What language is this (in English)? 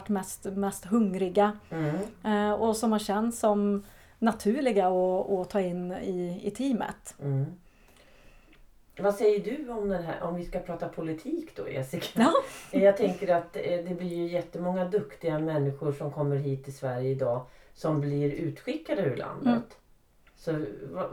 Swedish